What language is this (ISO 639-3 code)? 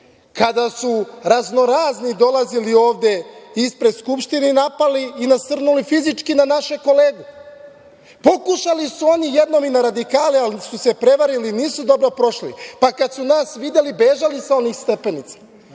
srp